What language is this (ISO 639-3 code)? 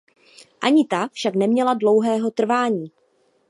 ces